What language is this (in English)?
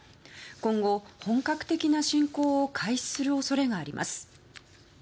Japanese